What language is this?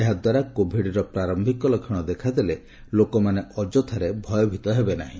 Odia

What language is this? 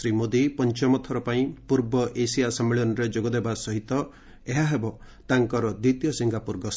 Odia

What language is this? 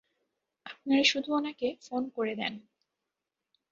Bangla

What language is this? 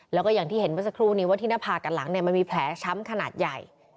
Thai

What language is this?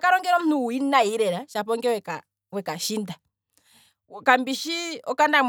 Kwambi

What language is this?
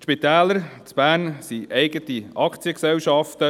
Swiss German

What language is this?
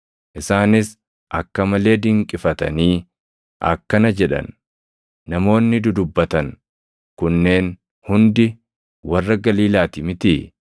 Oromo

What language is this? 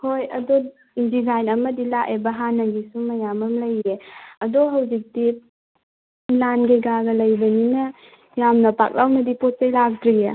Manipuri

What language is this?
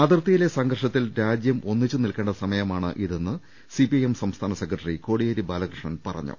Malayalam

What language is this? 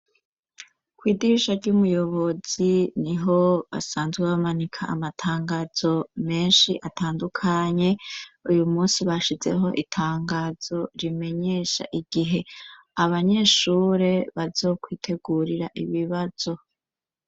Rundi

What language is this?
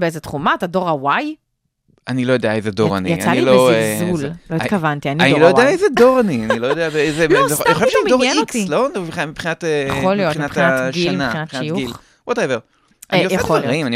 Hebrew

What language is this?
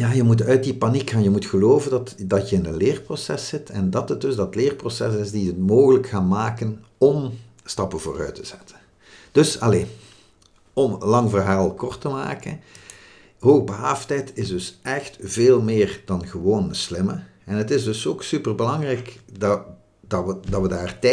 Dutch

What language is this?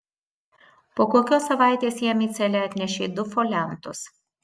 Lithuanian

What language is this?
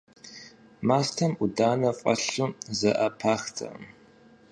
Kabardian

